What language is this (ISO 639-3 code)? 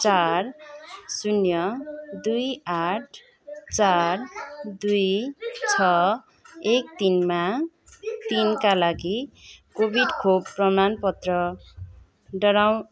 nep